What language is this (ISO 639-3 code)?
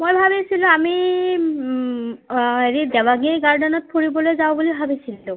asm